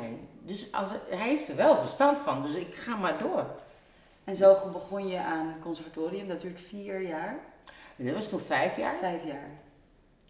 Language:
Dutch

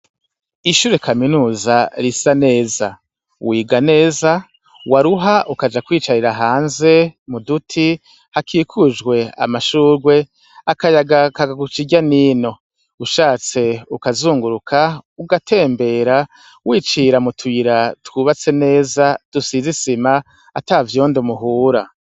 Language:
Rundi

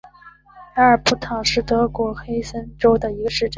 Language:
Chinese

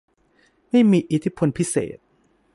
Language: Thai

